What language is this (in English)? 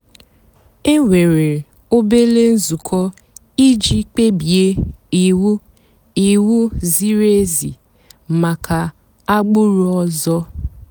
Igbo